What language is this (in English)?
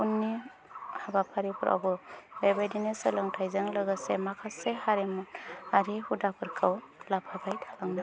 Bodo